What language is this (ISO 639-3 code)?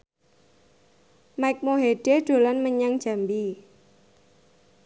jav